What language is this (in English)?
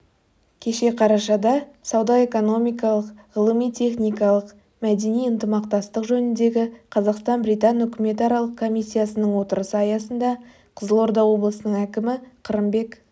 Kazakh